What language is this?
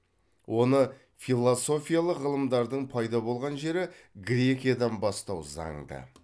Kazakh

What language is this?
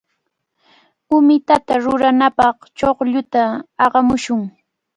Cajatambo North Lima Quechua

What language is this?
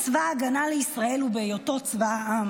Hebrew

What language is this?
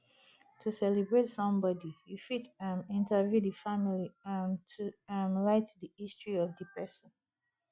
Nigerian Pidgin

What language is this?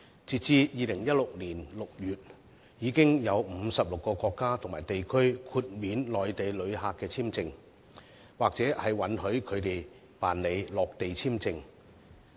Cantonese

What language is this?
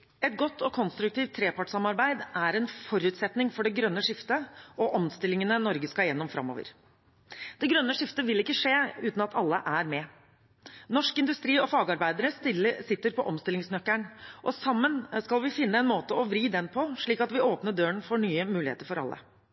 Norwegian Bokmål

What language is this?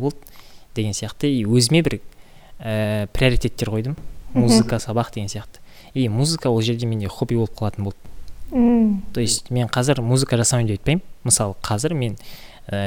Russian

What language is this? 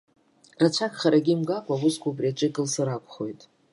Abkhazian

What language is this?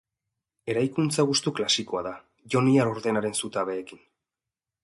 Basque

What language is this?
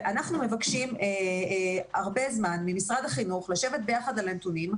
Hebrew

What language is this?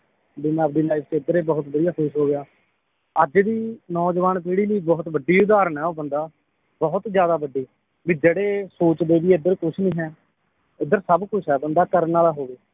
Punjabi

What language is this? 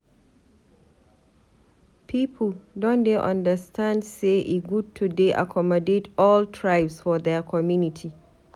Nigerian Pidgin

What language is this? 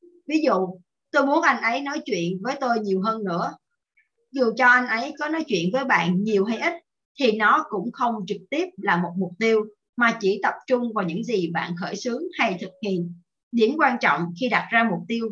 Vietnamese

